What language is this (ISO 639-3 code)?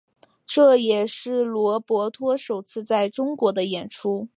zho